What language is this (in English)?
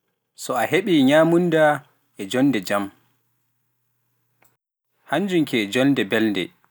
Pular